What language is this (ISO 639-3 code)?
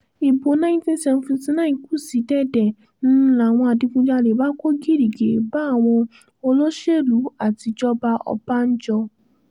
yor